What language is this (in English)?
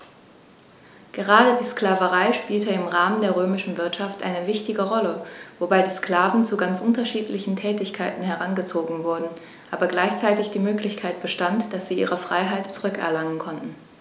German